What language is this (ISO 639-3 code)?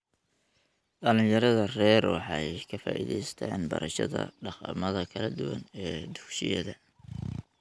som